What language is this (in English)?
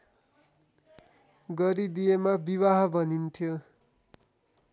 Nepali